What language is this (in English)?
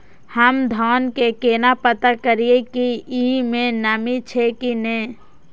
Maithili